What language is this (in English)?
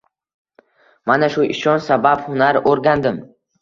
Uzbek